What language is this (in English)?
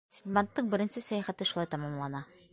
Bashkir